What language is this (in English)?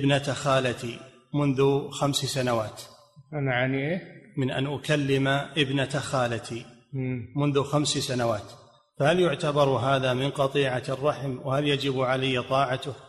Arabic